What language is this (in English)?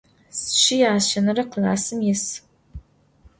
Adyghe